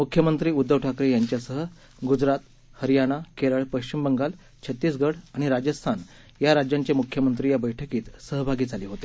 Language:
Marathi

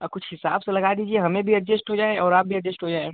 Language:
Hindi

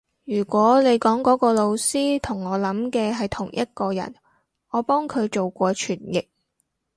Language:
Cantonese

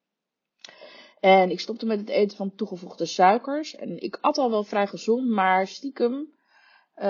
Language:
Dutch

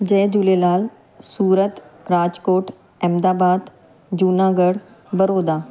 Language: Sindhi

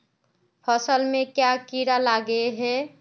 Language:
Magahi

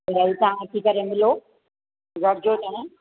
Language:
Sindhi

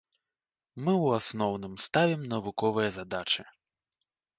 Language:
Belarusian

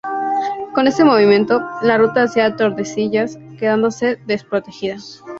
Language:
Spanish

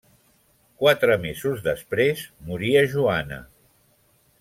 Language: Catalan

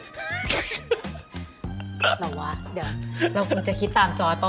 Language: Thai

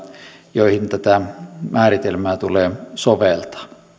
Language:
Finnish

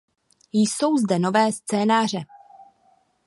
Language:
Czech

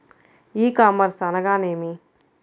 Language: Telugu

